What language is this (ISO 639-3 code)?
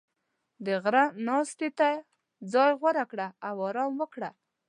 pus